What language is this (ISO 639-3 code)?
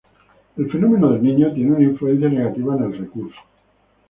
spa